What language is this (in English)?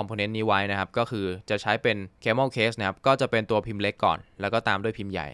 Thai